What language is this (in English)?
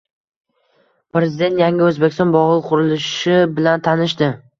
Uzbek